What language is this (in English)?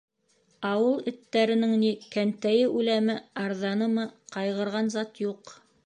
Bashkir